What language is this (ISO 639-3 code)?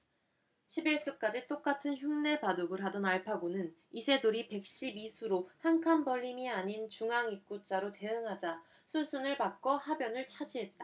kor